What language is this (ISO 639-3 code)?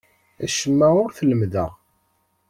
kab